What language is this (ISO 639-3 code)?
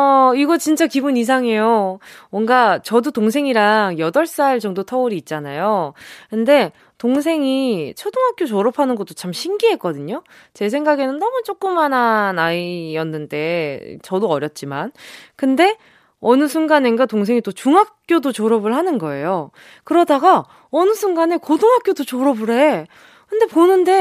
kor